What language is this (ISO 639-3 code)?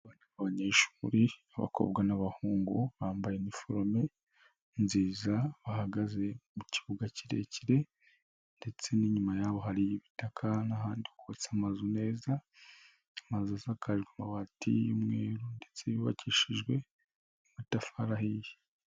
kin